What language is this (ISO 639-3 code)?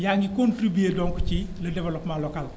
wol